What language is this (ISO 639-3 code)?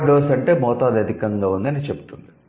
tel